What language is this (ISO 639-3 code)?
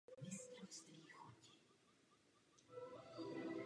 ces